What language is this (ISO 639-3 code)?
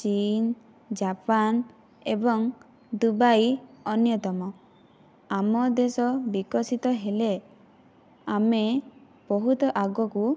ori